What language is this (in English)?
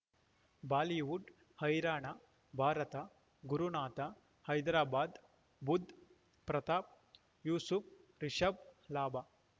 Kannada